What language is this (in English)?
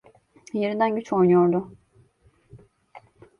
Turkish